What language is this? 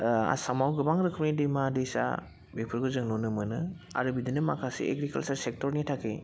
Bodo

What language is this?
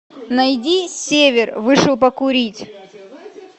Russian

